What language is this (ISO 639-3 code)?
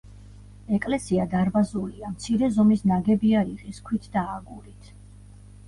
kat